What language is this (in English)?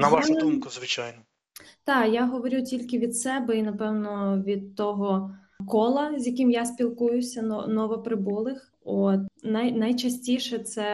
Ukrainian